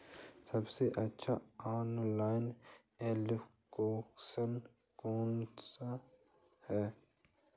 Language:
Hindi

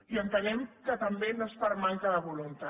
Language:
Catalan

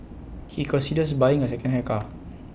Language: English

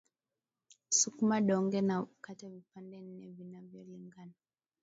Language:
Swahili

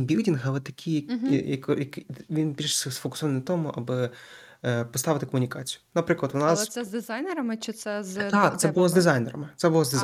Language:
Ukrainian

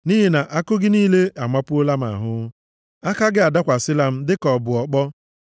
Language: Igbo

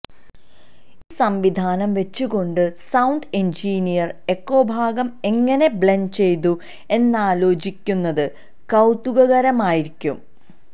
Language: Malayalam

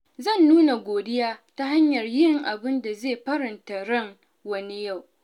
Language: Hausa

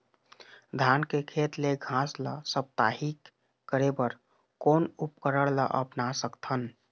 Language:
Chhattisgarhi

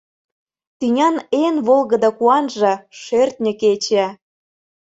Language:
Mari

